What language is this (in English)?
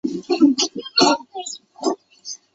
Chinese